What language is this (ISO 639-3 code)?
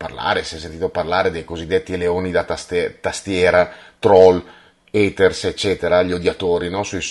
ita